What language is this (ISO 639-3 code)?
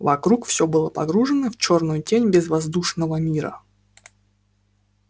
rus